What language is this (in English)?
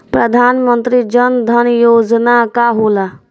Bhojpuri